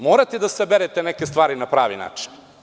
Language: Serbian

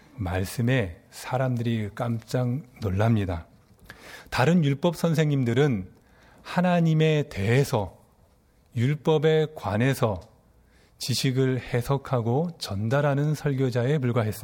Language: Korean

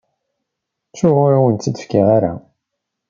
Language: Kabyle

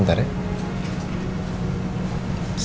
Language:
Indonesian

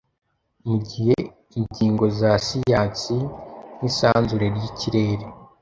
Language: Kinyarwanda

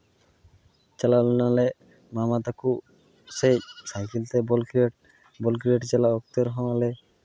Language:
Santali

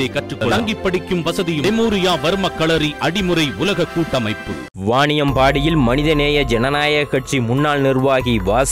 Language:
Tamil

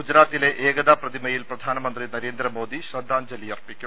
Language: Malayalam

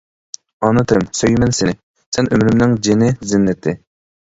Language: Uyghur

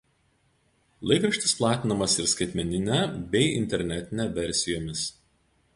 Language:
Lithuanian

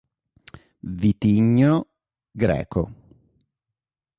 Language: Italian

